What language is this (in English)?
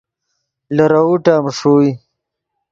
Yidgha